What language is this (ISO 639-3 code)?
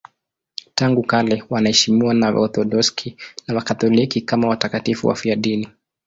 swa